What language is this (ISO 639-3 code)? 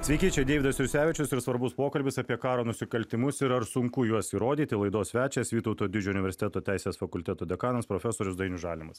lit